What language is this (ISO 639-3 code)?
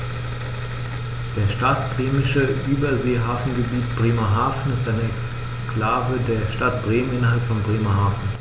deu